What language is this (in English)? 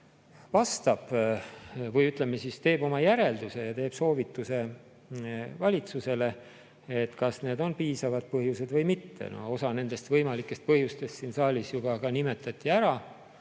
Estonian